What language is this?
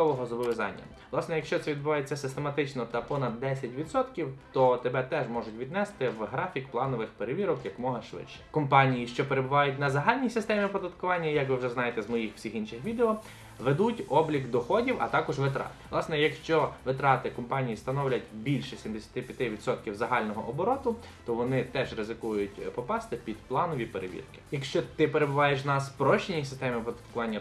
Ukrainian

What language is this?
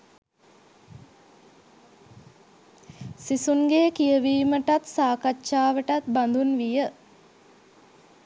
Sinhala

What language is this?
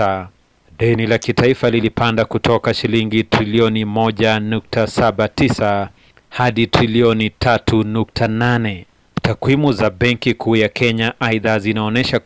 Swahili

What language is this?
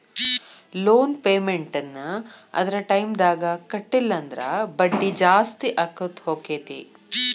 Kannada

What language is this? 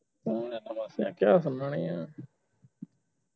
Punjabi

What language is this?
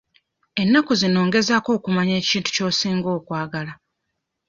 Ganda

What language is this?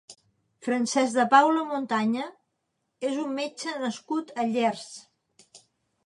Catalan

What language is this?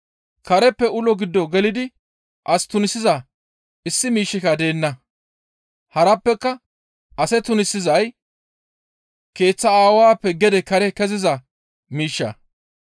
Gamo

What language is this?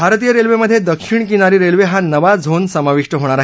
Marathi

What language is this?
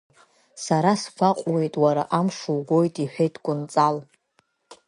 Abkhazian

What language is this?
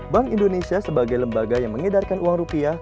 Indonesian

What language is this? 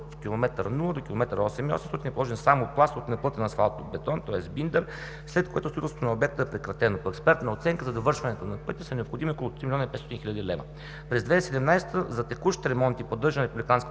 Bulgarian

